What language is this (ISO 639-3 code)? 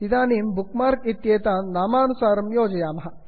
san